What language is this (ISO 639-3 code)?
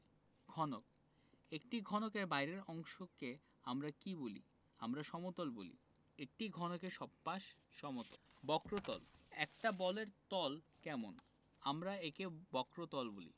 ben